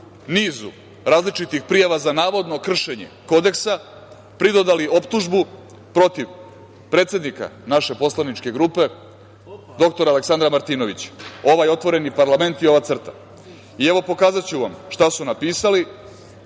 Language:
Serbian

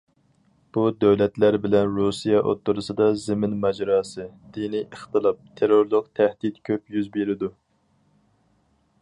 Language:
Uyghur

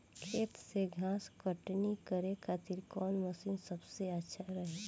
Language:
Bhojpuri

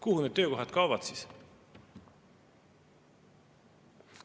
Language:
Estonian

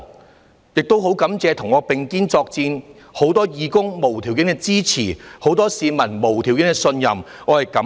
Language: Cantonese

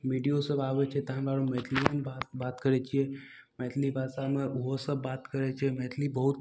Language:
Maithili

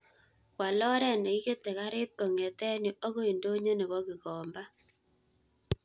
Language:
Kalenjin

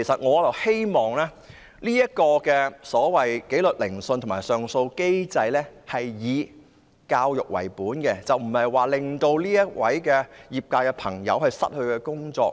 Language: Cantonese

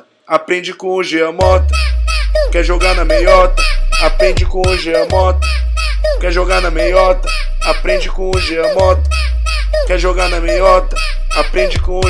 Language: Portuguese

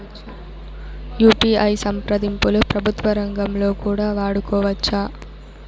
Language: Telugu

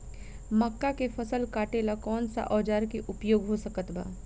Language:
Bhojpuri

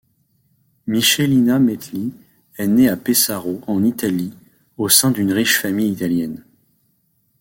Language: French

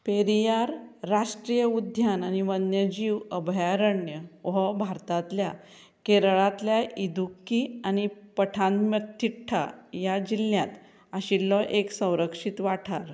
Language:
Konkani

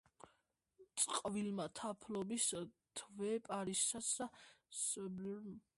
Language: Georgian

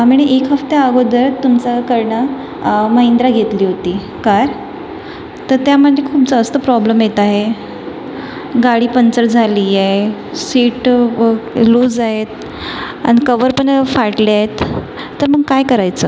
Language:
Marathi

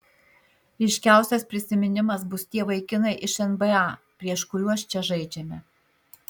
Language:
Lithuanian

